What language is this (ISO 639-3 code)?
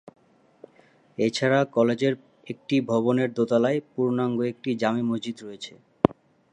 ben